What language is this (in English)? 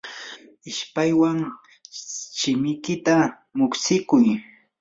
Yanahuanca Pasco Quechua